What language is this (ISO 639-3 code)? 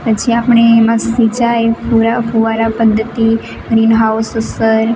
guj